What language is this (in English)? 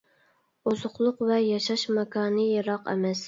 Uyghur